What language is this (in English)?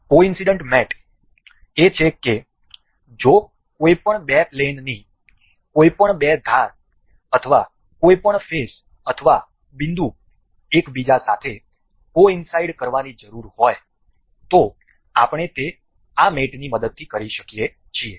Gujarati